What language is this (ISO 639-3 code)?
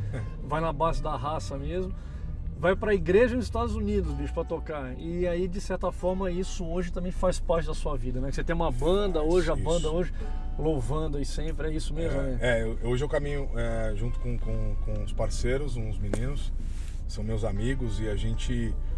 por